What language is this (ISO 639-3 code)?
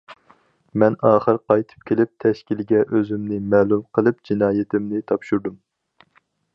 uig